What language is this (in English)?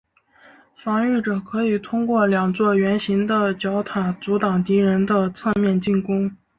Chinese